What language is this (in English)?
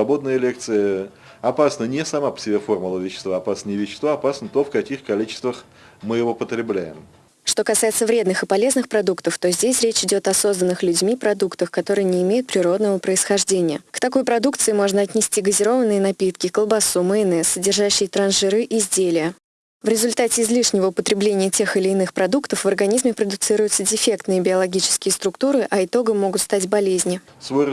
Russian